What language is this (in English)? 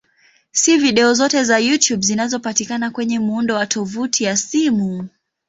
Swahili